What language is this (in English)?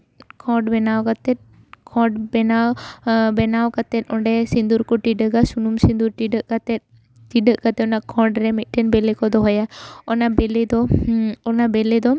Santali